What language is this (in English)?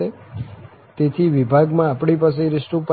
Gujarati